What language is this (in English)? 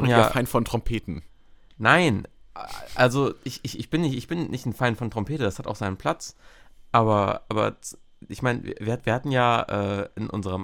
German